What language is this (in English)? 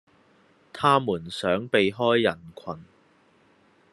Cantonese